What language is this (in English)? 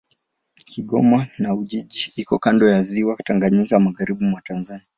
Swahili